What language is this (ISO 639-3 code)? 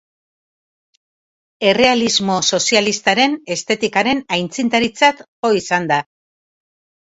eus